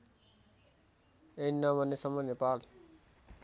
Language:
Nepali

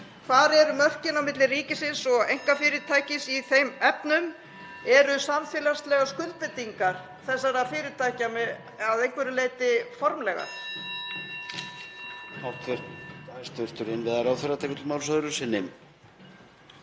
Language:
Icelandic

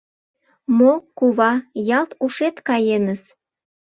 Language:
Mari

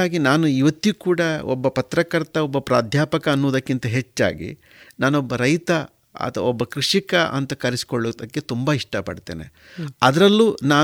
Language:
Kannada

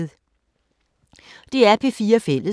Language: Danish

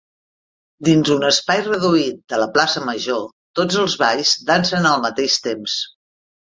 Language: Catalan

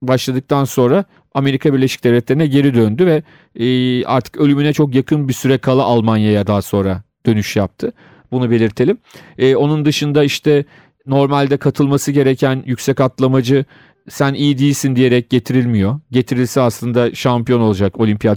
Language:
Turkish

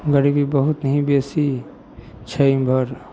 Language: Maithili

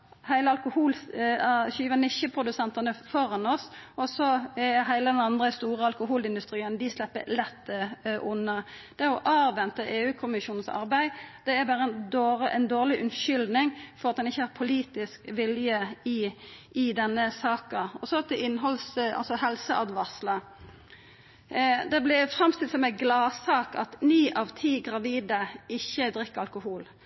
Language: Norwegian Nynorsk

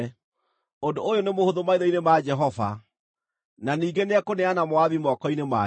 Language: Kikuyu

